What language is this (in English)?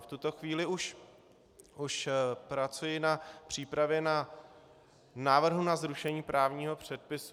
Czech